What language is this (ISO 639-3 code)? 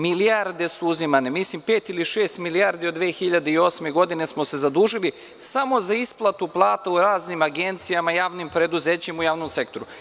srp